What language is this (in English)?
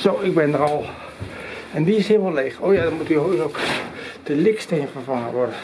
Dutch